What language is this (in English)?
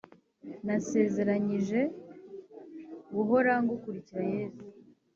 Kinyarwanda